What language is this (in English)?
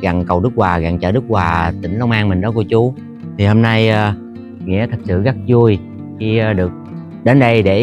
Vietnamese